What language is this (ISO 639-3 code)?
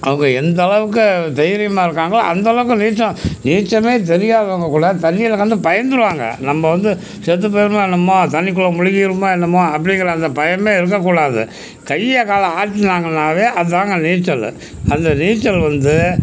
tam